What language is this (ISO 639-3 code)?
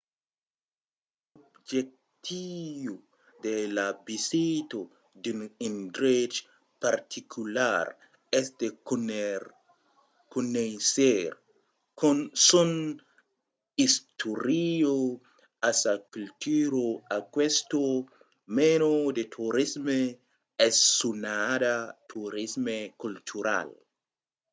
oci